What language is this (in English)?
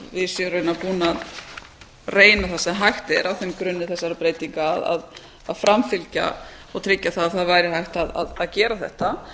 Icelandic